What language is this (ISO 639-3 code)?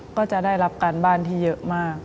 tha